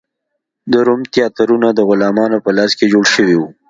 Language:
Pashto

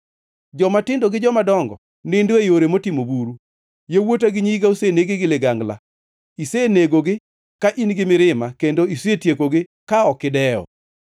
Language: Luo (Kenya and Tanzania)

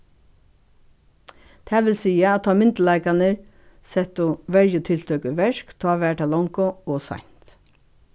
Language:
Faroese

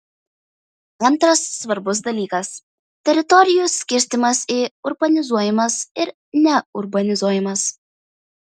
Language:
Lithuanian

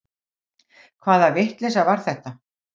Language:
Icelandic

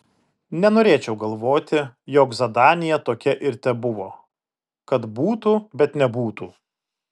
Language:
Lithuanian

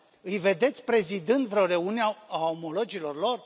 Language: Romanian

